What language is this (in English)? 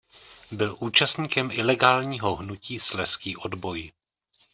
Czech